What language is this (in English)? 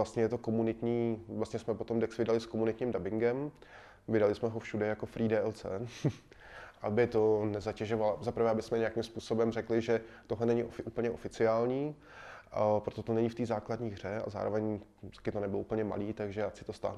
Czech